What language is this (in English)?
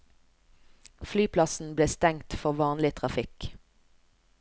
Norwegian